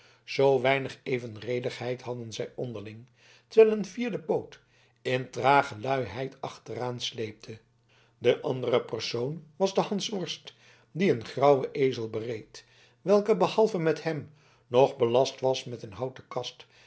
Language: Dutch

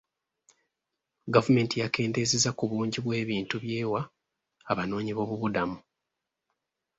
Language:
Ganda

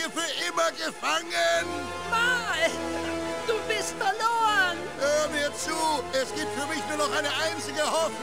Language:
German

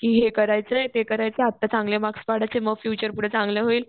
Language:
Marathi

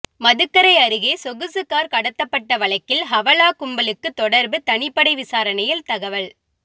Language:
Tamil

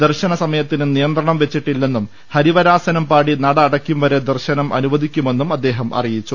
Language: Malayalam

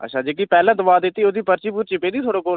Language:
Dogri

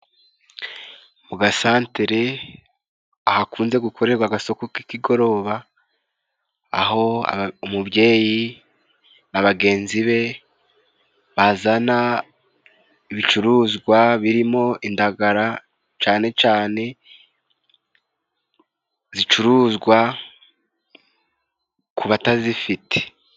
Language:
Kinyarwanda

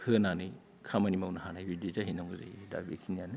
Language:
Bodo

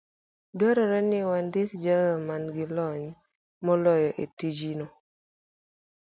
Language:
Luo (Kenya and Tanzania)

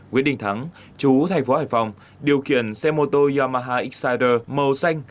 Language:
Vietnamese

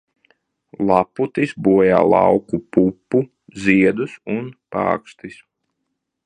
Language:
Latvian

